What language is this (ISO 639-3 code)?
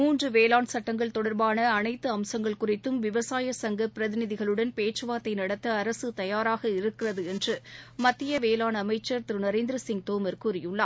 tam